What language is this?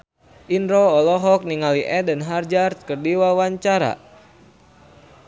Sundanese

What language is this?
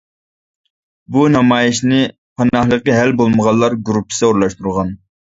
Uyghur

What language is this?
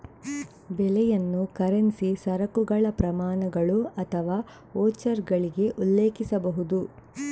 Kannada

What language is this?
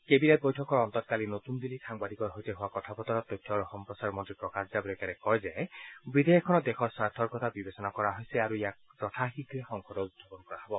Assamese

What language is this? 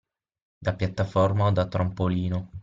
Italian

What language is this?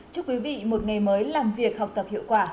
Vietnamese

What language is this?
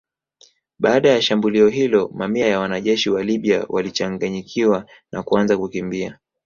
Swahili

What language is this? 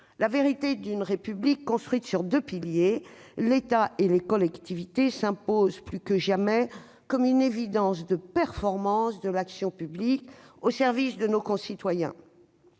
French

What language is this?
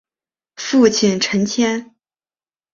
Chinese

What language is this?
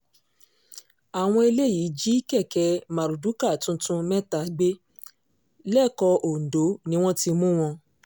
Yoruba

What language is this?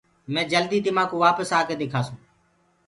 Gurgula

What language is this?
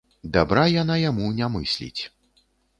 Belarusian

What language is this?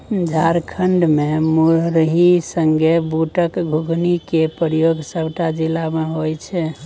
Maithili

